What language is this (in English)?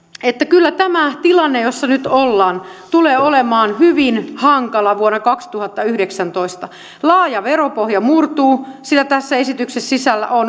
Finnish